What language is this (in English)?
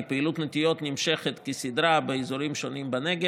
Hebrew